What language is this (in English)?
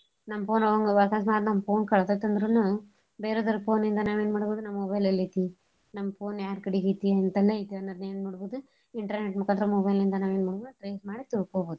Kannada